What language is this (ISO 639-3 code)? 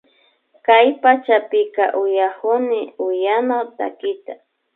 qvi